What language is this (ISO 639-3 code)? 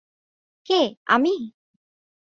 ben